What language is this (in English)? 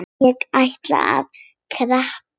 Icelandic